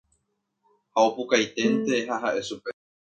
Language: Guarani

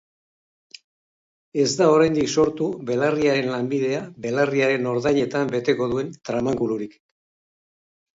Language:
Basque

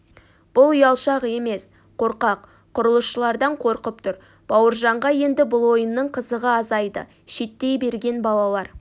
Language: Kazakh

